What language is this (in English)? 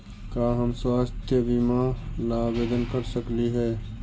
Magahi